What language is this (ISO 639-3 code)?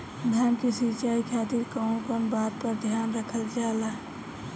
bho